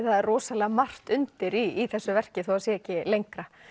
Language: Icelandic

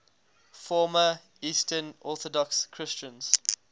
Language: English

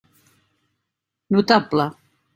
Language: Catalan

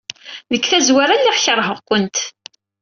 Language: Kabyle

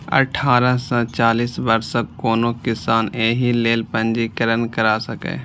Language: Maithili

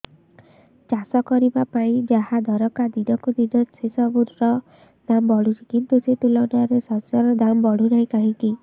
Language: Odia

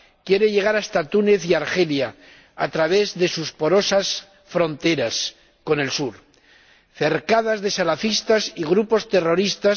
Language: Spanish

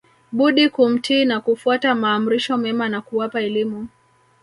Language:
Swahili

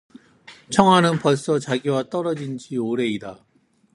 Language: Korean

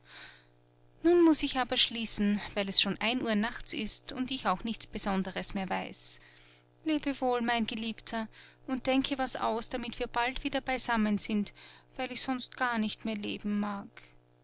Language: German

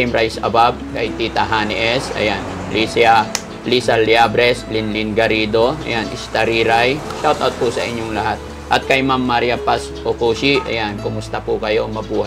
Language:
Filipino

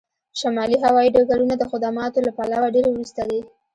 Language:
Pashto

